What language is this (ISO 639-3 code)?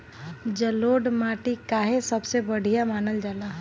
bho